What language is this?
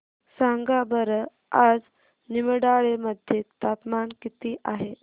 Marathi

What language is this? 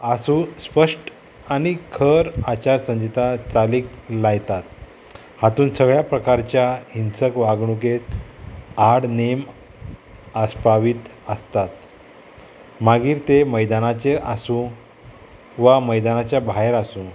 Konkani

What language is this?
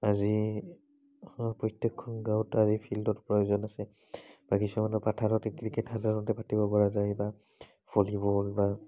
Assamese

